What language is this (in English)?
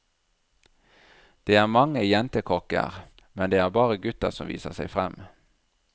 Norwegian